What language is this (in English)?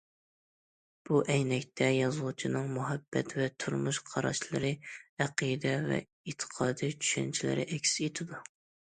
Uyghur